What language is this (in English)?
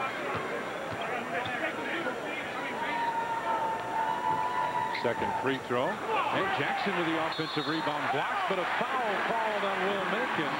English